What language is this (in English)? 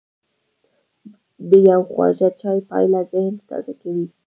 Pashto